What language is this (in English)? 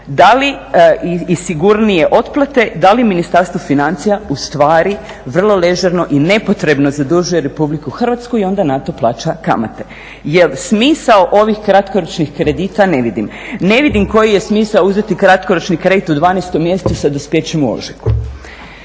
Croatian